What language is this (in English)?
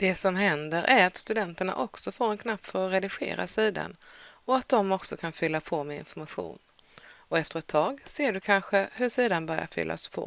Swedish